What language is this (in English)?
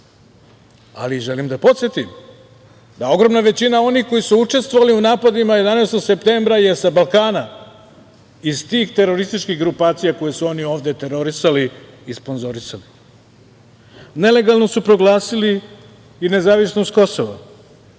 Serbian